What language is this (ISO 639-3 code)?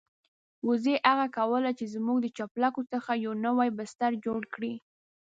pus